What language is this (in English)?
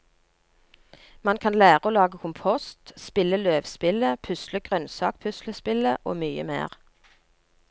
Norwegian